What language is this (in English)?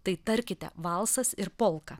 Lithuanian